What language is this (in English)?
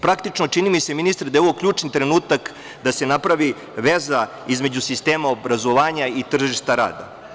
Serbian